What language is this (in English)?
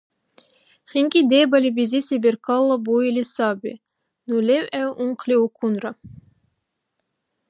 Dargwa